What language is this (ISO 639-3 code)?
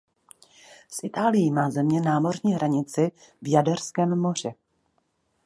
ces